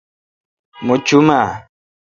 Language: Kalkoti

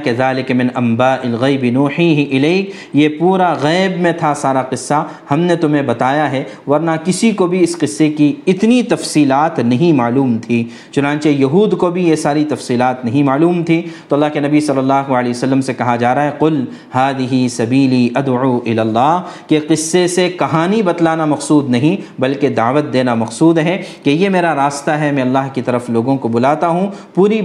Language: Urdu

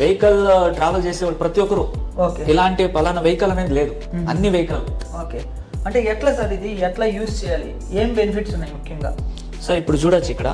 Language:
Telugu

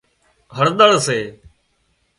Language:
Wadiyara Koli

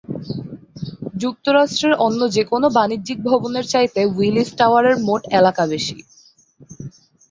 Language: Bangla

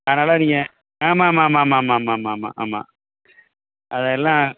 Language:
Tamil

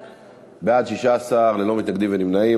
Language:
Hebrew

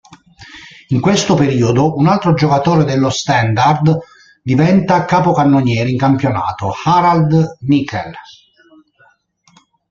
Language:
Italian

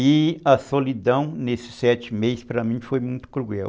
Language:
Portuguese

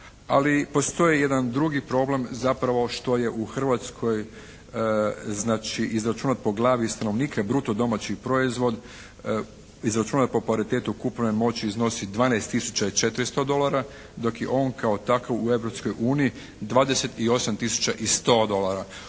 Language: Croatian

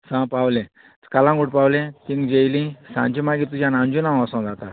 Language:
Konkani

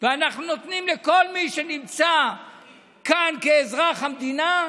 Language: Hebrew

